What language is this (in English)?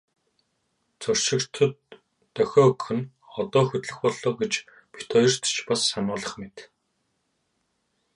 Mongolian